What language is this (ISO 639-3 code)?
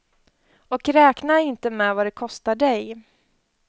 swe